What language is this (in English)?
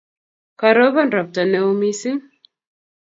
Kalenjin